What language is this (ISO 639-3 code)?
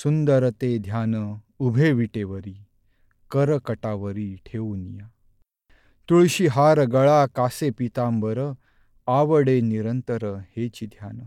mar